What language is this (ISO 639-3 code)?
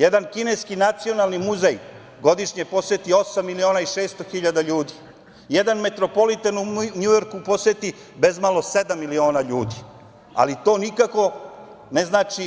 srp